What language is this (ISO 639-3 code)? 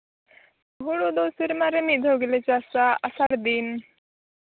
sat